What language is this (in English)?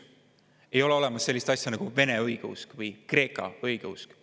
Estonian